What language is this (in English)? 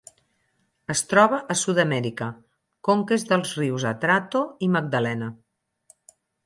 Catalan